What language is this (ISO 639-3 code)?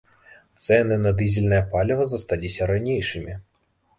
bel